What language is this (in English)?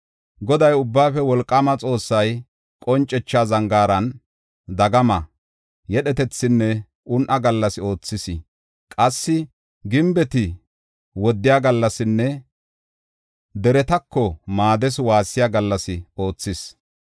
Gofa